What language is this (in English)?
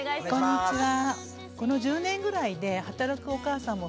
Japanese